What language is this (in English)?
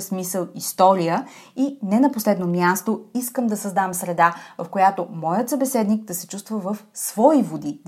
Bulgarian